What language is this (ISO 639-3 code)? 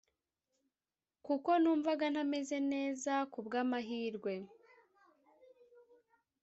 kin